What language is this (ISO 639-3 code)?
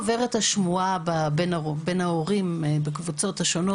heb